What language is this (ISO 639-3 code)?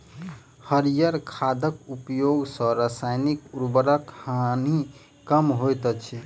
mai